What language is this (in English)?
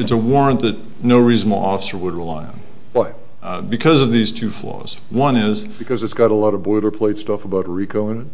English